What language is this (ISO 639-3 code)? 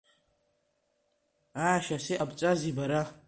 abk